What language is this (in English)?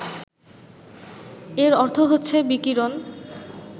Bangla